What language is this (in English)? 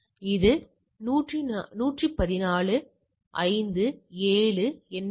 Tamil